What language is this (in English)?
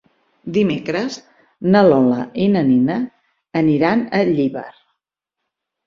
Catalan